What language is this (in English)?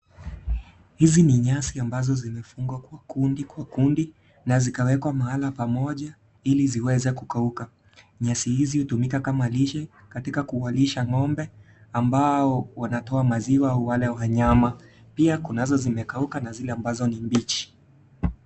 Swahili